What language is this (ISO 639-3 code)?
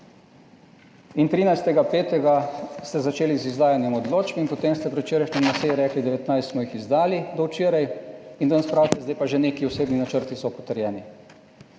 slv